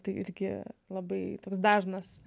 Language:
Lithuanian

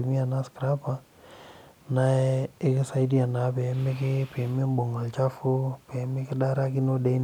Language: Masai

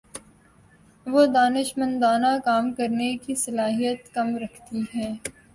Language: Urdu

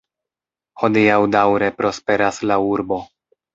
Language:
Esperanto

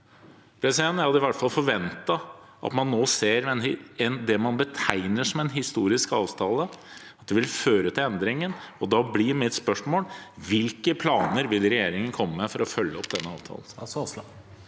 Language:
Norwegian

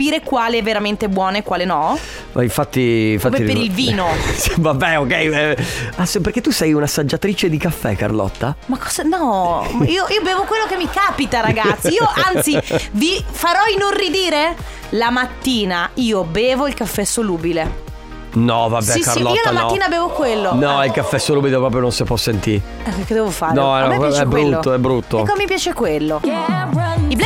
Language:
Italian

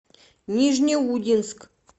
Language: Russian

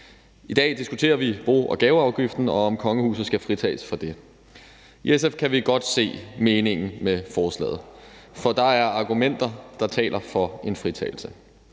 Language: Danish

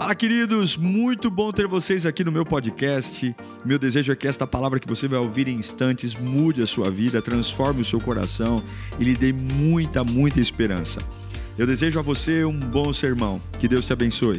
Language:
Portuguese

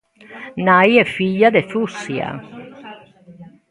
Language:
Galician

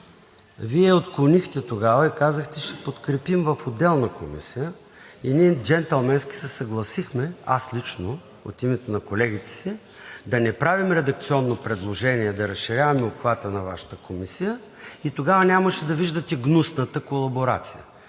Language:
Bulgarian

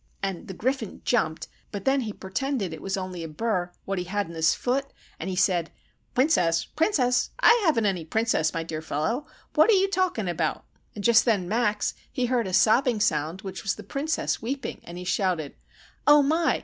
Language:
English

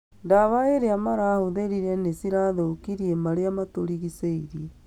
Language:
Kikuyu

